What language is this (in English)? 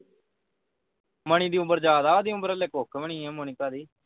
Punjabi